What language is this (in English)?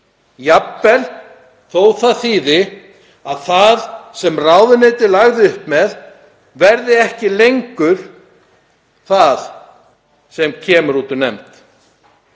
Icelandic